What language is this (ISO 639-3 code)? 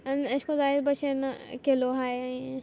kok